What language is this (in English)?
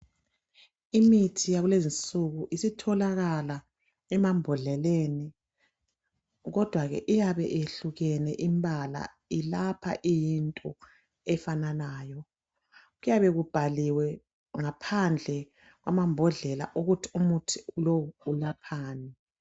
North Ndebele